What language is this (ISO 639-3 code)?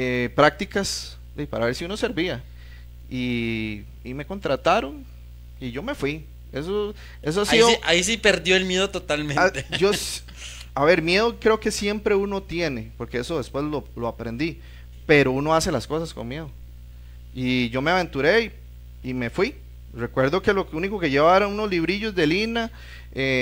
spa